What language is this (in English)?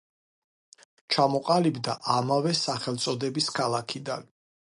Georgian